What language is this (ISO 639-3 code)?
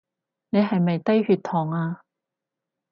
yue